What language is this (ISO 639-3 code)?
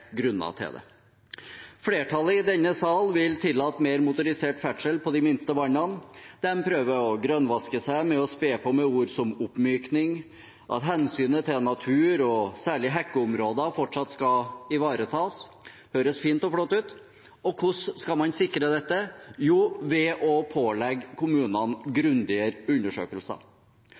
nob